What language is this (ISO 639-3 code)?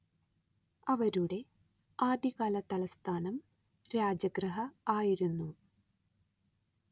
mal